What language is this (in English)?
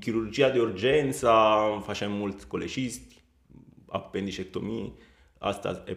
Romanian